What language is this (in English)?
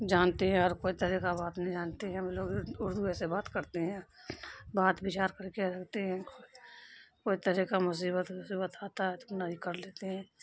Urdu